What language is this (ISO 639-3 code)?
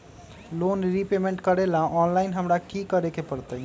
mag